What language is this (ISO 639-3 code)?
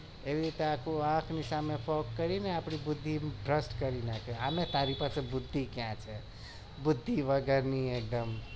guj